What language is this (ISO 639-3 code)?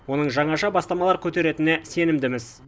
kaz